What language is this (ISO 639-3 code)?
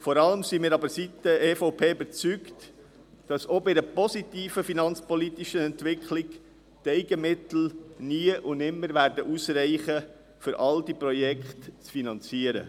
gsw